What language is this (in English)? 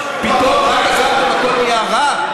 Hebrew